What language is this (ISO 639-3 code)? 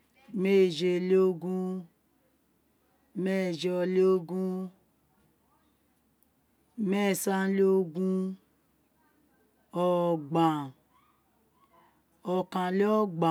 its